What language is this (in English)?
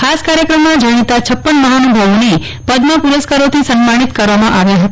Gujarati